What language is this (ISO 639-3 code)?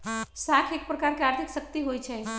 mag